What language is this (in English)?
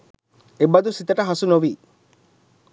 Sinhala